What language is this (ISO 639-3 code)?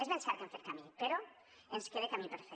cat